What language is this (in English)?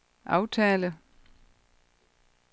Danish